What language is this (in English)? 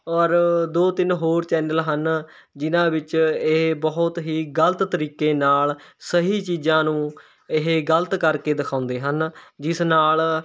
Punjabi